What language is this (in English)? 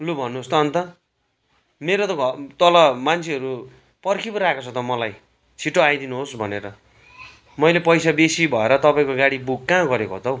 Nepali